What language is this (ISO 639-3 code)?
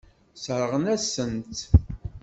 kab